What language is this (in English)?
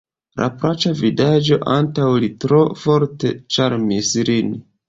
Esperanto